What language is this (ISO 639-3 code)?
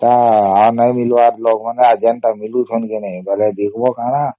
ori